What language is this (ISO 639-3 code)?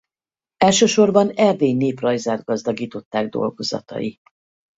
hun